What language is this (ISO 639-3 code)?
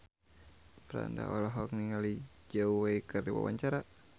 sun